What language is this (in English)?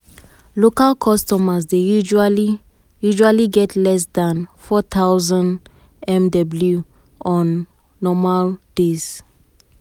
Nigerian Pidgin